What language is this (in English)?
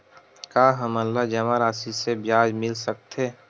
Chhattisgarhi